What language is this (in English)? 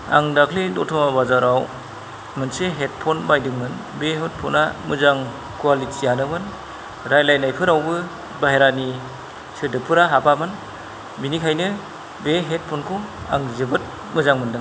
Bodo